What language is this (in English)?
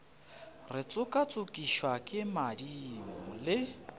Northern Sotho